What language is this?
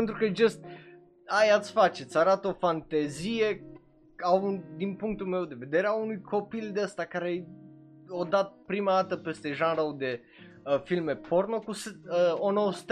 Romanian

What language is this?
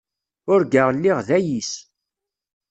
Kabyle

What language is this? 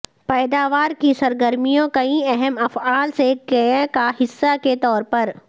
Urdu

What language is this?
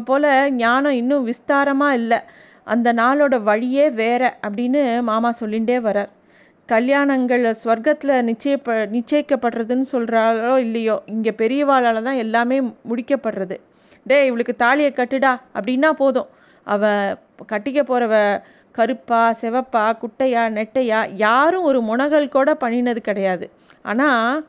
Tamil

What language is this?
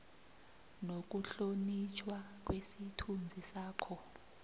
South Ndebele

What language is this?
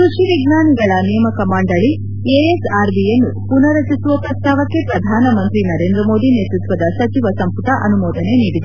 Kannada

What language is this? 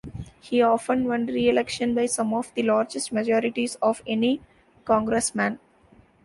English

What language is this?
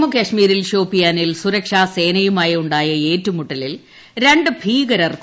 Malayalam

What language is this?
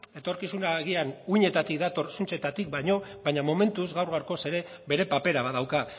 Basque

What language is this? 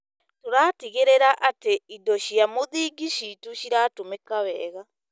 Kikuyu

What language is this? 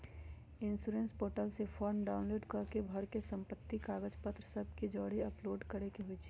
Magahi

